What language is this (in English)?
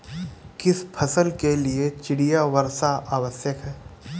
Hindi